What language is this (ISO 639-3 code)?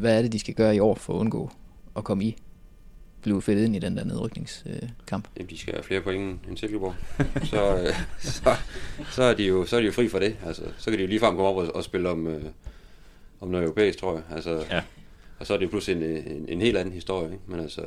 dan